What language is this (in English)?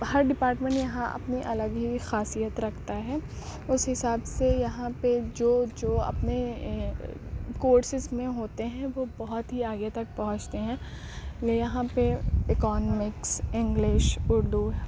Urdu